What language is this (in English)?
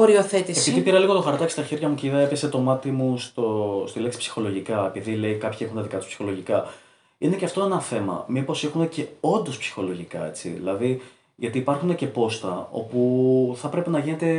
Greek